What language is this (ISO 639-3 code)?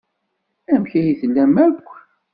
kab